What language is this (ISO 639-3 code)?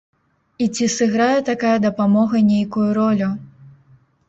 bel